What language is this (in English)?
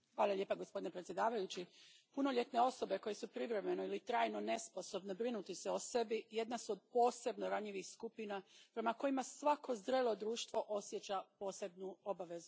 Croatian